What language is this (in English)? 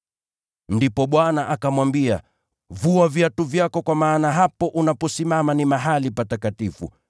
Swahili